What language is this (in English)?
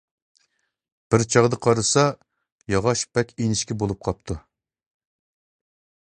Uyghur